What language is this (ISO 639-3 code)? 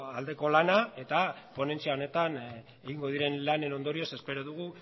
eus